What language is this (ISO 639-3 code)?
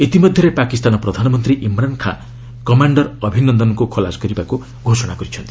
ori